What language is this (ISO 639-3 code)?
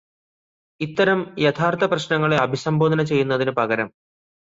mal